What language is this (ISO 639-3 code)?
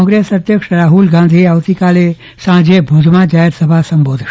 guj